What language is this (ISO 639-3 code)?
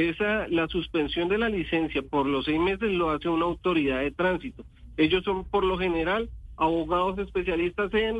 spa